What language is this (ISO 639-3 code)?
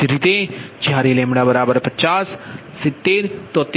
guj